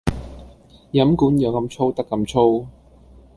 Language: Cantonese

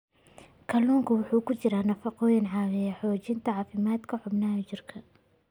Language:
Somali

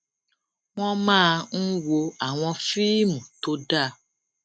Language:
Yoruba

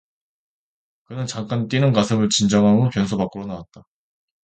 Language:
Korean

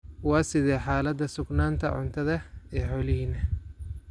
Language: Somali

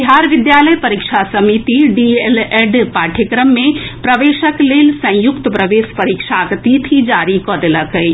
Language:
Maithili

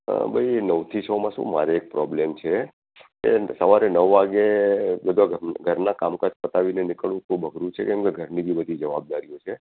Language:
Gujarati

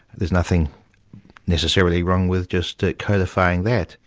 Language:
English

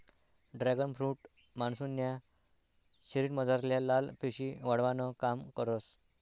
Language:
Marathi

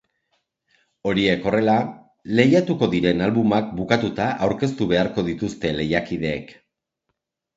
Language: Basque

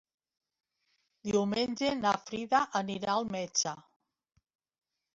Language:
Catalan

